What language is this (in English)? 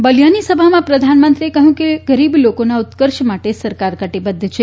Gujarati